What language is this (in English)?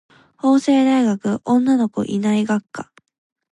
Japanese